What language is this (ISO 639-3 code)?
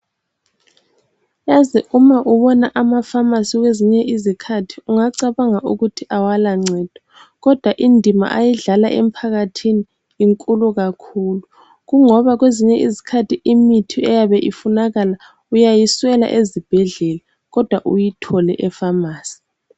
nde